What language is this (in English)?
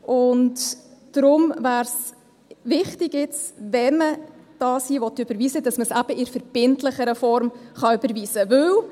Swiss German